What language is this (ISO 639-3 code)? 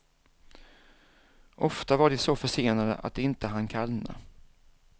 swe